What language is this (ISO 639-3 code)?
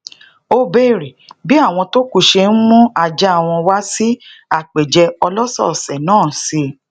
yor